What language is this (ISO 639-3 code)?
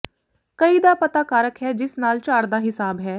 pan